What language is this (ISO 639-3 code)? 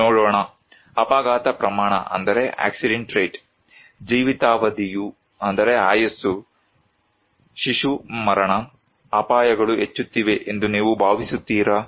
kan